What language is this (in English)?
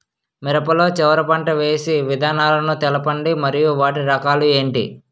Telugu